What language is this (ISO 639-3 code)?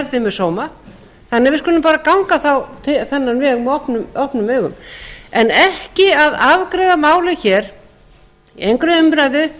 isl